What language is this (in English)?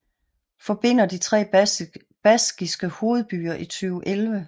Danish